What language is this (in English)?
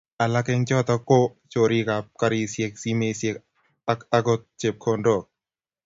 Kalenjin